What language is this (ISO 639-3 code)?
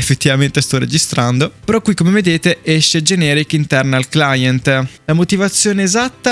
ita